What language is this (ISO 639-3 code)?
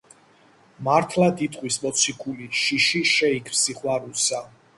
kat